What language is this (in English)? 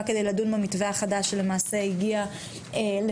Hebrew